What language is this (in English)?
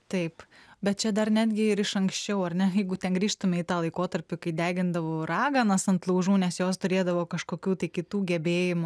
Lithuanian